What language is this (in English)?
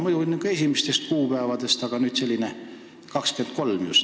Estonian